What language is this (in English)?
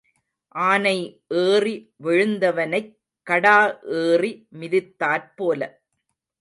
Tamil